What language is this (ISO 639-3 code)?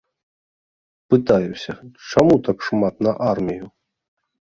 bel